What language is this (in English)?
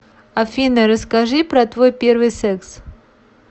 Russian